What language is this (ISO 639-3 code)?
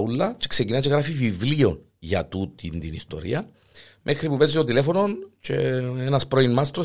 ell